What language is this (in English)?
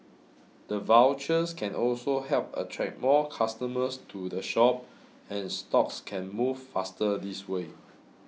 English